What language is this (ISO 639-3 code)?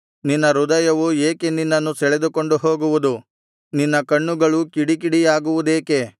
kan